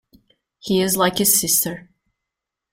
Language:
English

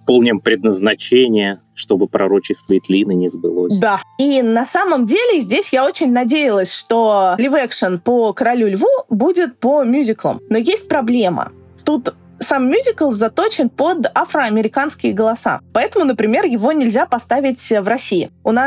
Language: Russian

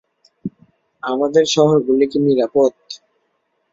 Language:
Bangla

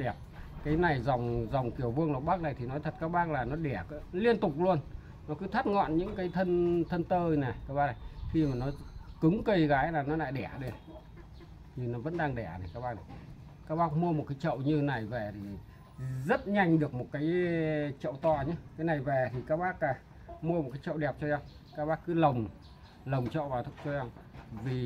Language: Vietnamese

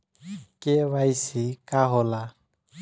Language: Bhojpuri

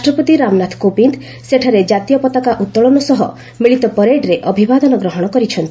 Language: Odia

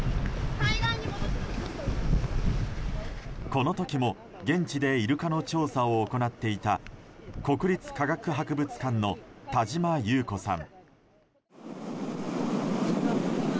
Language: Japanese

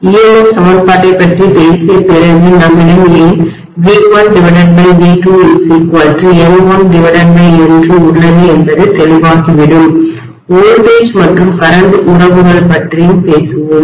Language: Tamil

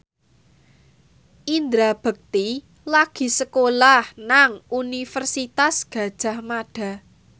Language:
Javanese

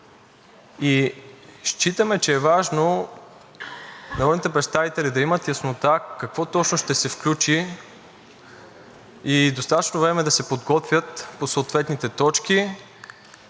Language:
Bulgarian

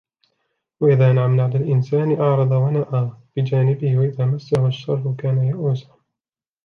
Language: Arabic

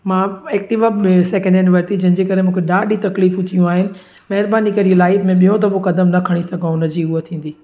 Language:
Sindhi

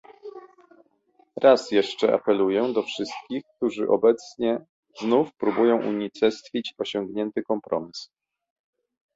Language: Polish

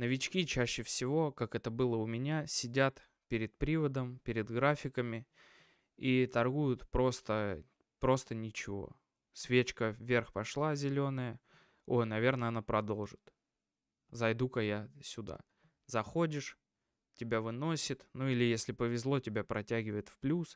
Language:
Russian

